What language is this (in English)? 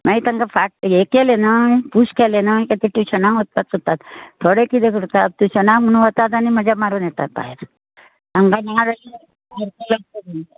Konkani